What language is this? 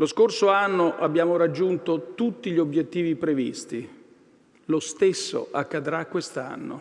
Italian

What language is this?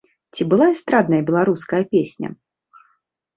Belarusian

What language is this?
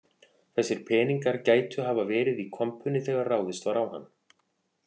Icelandic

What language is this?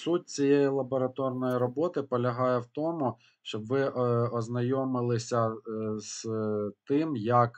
Ukrainian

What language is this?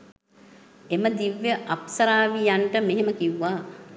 Sinhala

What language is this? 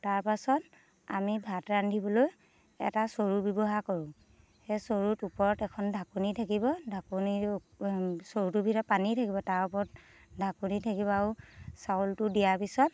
Assamese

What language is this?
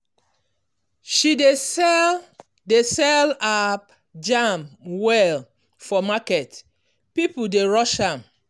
Nigerian Pidgin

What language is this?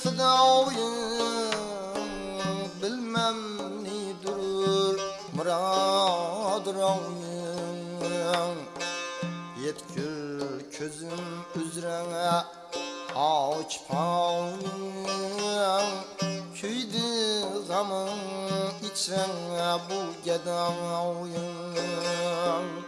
Uzbek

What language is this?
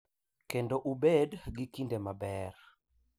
Luo (Kenya and Tanzania)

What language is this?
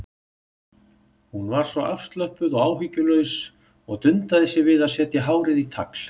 Icelandic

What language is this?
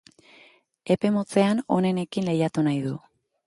Basque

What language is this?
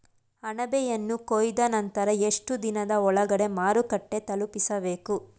Kannada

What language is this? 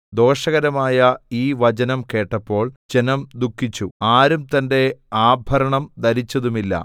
Malayalam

